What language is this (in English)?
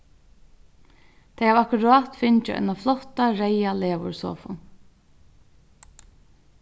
Faroese